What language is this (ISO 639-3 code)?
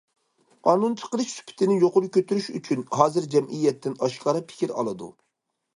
uig